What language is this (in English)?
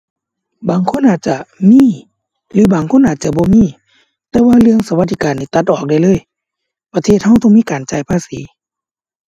Thai